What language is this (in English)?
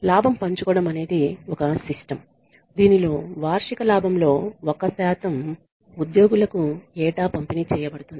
Telugu